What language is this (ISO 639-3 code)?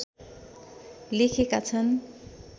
nep